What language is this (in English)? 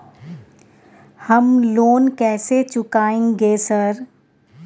Maithili